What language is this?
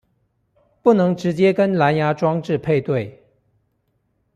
Chinese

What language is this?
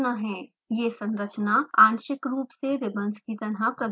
Hindi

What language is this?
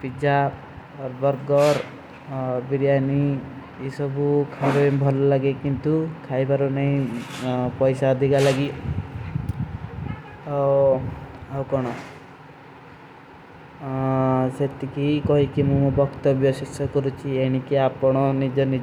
Kui (India)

